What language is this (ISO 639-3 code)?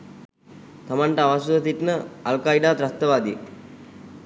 sin